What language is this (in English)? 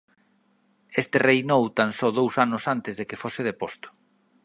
Galician